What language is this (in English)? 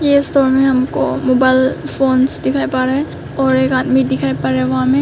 Hindi